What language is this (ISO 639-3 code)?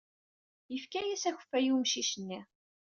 kab